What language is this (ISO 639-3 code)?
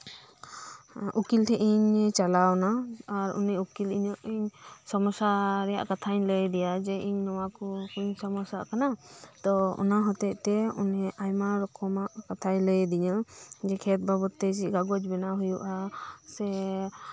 sat